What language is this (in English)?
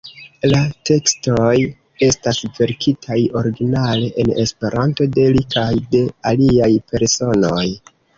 Esperanto